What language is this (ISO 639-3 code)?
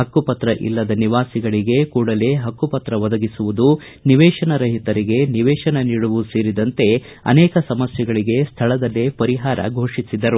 kan